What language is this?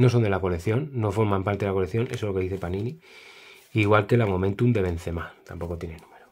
Spanish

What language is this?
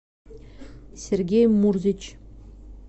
Russian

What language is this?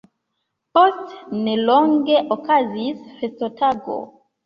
Esperanto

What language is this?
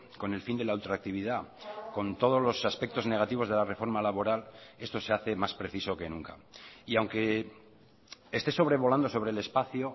Spanish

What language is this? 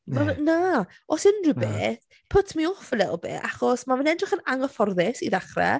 Welsh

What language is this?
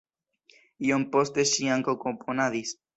Esperanto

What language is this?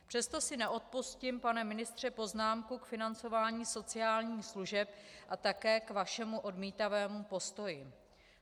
Czech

